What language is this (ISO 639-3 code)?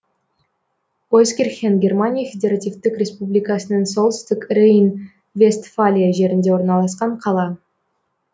kaz